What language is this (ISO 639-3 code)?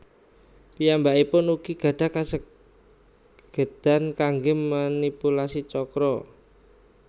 jav